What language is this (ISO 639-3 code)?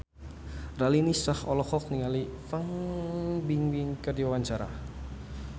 sun